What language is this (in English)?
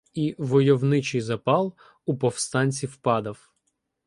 Ukrainian